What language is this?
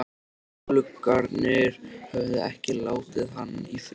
Icelandic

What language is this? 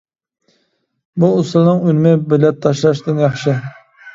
Uyghur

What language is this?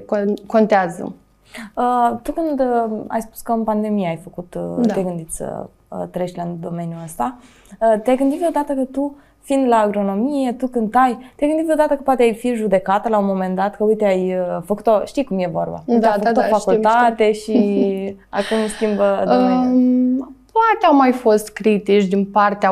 Romanian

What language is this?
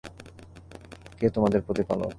Bangla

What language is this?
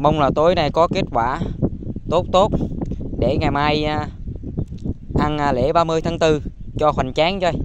Vietnamese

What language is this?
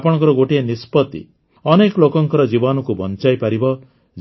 Odia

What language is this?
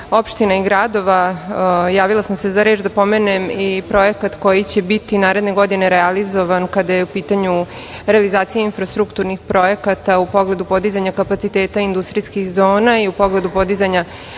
Serbian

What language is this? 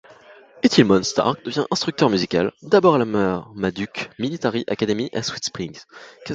French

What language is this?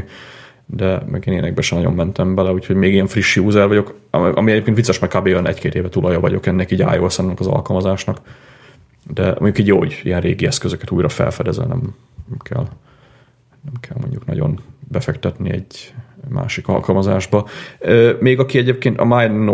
Hungarian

